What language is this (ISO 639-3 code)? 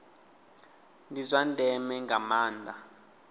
ven